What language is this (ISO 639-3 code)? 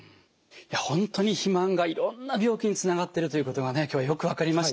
jpn